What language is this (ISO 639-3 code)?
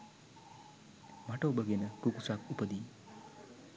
sin